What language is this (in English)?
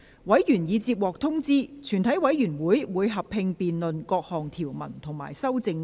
Cantonese